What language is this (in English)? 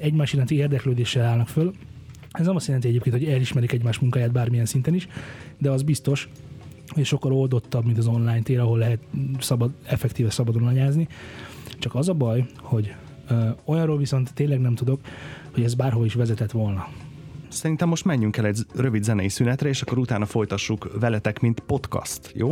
Hungarian